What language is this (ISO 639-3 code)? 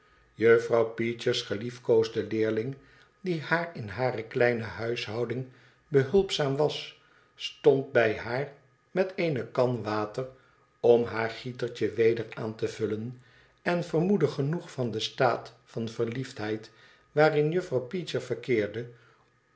nld